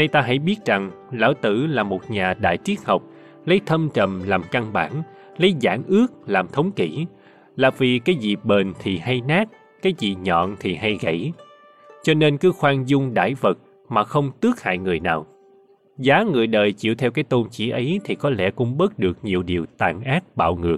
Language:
Vietnamese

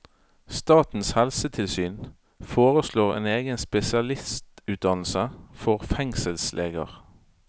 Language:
Norwegian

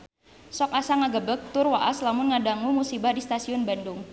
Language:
Sundanese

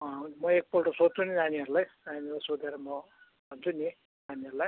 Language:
Nepali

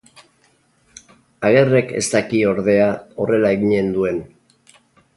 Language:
Basque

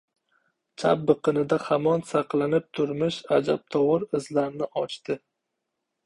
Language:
Uzbek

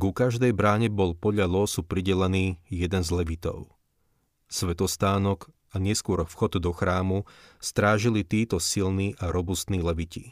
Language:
Slovak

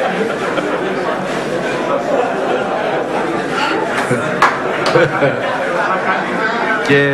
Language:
Greek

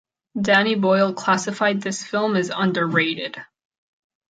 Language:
English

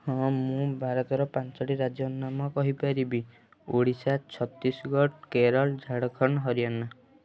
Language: Odia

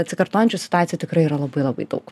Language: Lithuanian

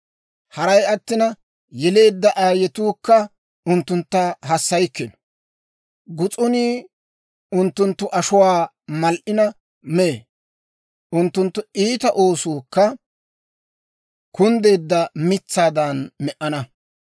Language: Dawro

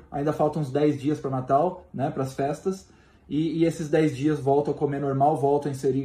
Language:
Portuguese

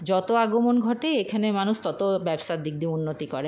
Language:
Bangla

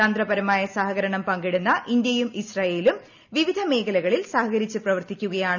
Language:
Malayalam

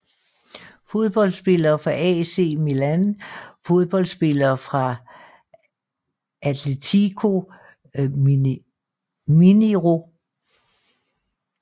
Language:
Danish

